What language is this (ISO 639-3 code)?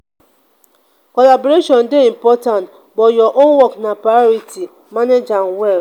pcm